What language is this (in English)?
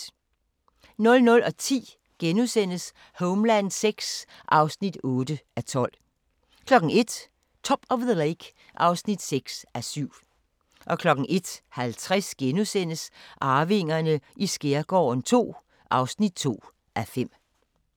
Danish